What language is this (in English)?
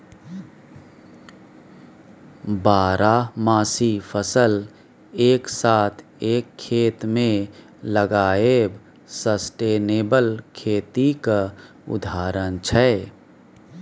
Maithili